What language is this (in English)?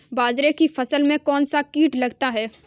Hindi